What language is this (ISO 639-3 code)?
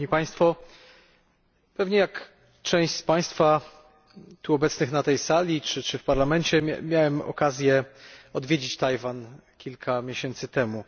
pol